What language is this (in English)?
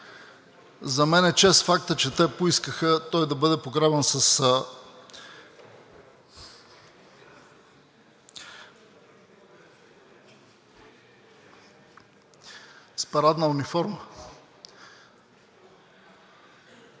Bulgarian